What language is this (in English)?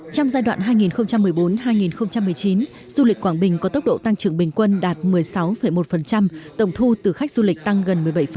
Vietnamese